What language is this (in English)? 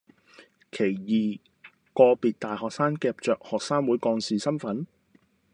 Cantonese